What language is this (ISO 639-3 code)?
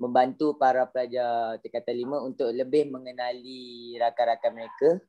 msa